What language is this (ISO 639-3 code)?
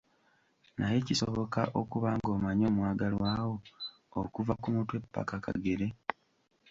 lug